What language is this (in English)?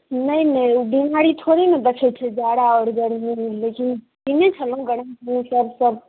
Maithili